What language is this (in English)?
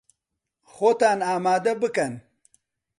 Central Kurdish